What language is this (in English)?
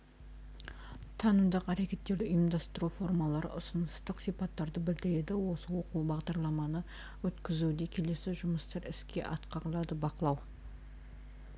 Kazakh